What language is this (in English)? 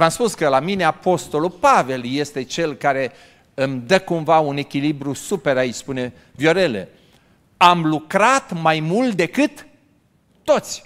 Romanian